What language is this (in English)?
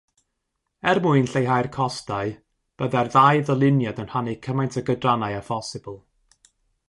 Welsh